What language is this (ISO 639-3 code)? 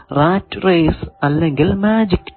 mal